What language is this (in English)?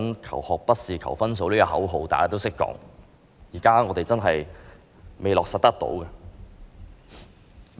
Cantonese